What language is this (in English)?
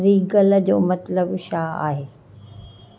Sindhi